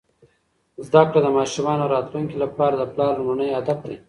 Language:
Pashto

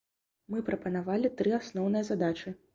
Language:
Belarusian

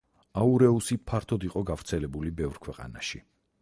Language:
Georgian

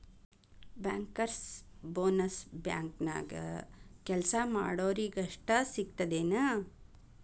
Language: Kannada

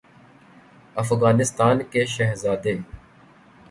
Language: Urdu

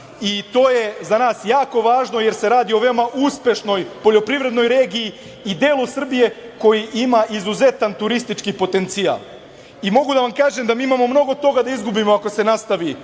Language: Serbian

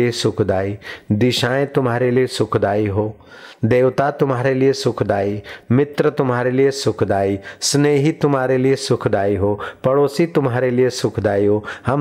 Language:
Hindi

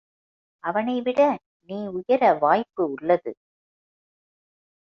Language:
Tamil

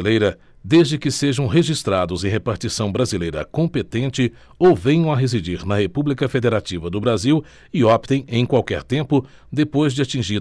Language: Portuguese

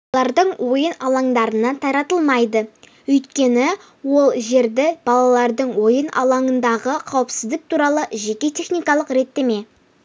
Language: Kazakh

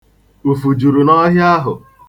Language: Igbo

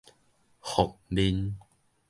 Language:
Min Nan Chinese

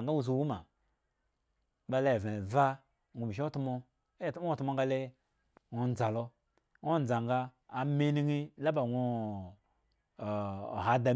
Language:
Eggon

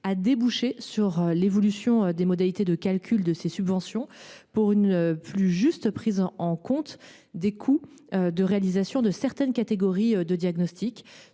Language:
French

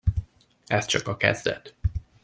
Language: Hungarian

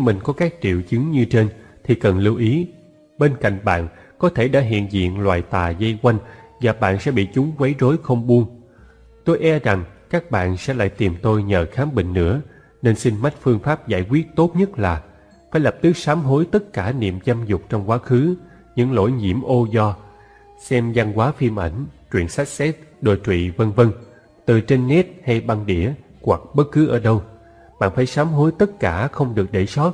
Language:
Vietnamese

